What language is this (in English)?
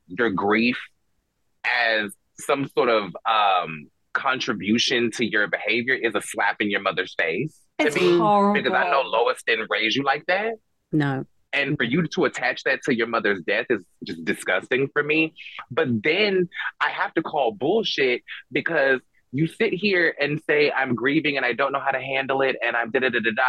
English